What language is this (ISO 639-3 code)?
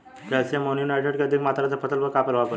bho